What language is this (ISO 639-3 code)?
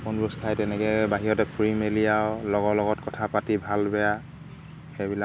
asm